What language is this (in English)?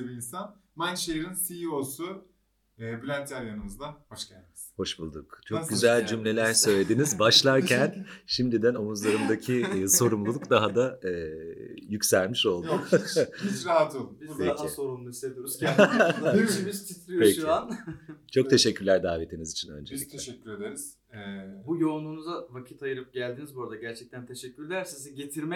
Turkish